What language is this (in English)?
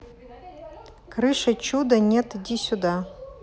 Russian